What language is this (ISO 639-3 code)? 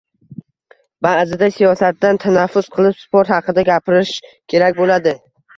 uzb